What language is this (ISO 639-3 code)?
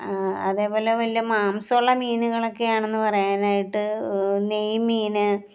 mal